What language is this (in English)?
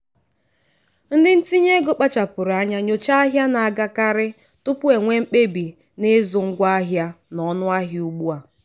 Igbo